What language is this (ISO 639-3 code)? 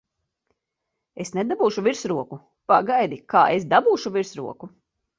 lav